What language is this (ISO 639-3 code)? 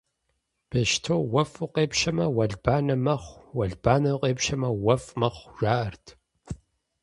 kbd